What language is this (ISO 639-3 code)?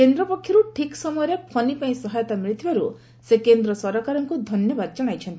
ori